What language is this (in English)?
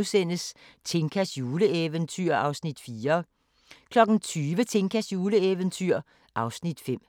Danish